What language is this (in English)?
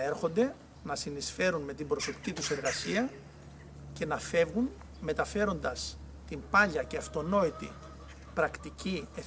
Greek